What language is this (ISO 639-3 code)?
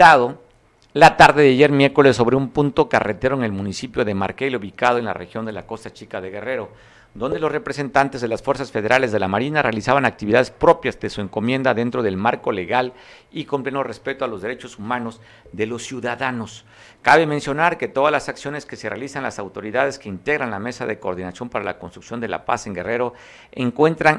spa